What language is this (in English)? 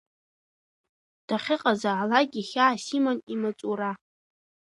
Abkhazian